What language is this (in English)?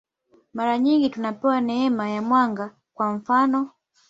Swahili